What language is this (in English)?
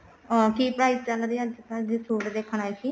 Punjabi